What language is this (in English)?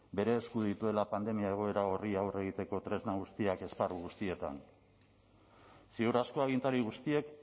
Basque